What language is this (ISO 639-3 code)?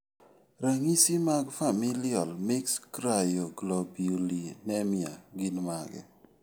luo